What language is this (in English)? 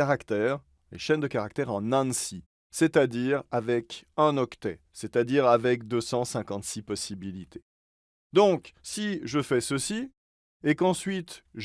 French